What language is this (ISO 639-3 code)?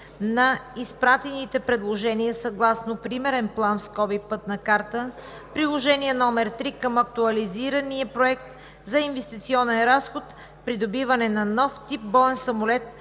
bul